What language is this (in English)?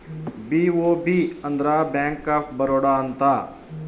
Kannada